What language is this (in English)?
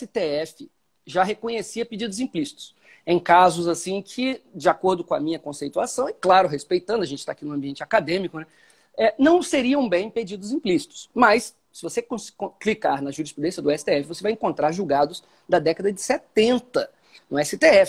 Portuguese